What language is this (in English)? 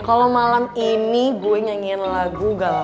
Indonesian